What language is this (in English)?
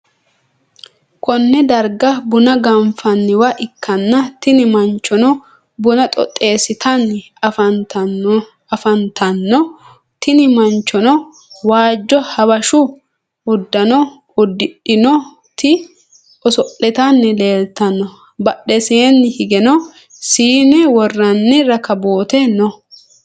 Sidamo